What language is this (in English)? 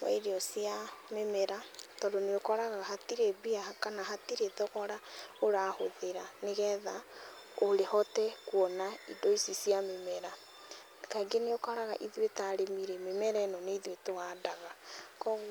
Kikuyu